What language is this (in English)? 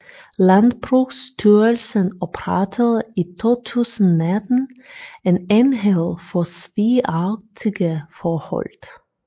Danish